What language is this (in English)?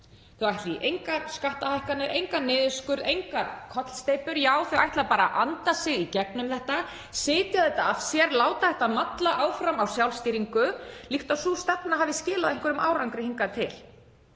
Icelandic